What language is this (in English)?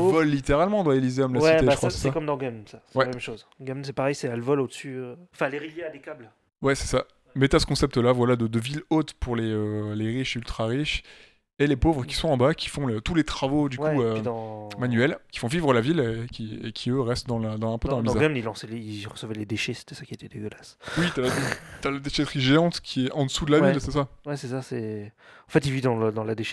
French